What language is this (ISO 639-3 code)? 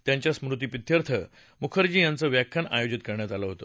mar